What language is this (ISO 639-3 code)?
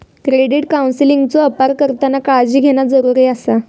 mar